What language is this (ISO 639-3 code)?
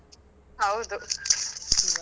kan